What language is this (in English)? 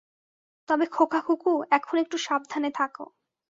Bangla